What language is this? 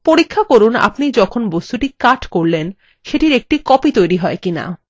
Bangla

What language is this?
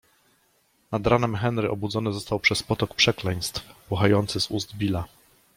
Polish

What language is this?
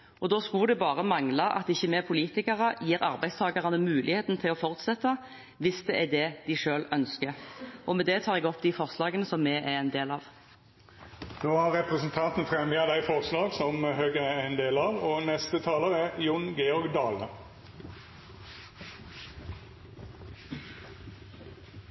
Norwegian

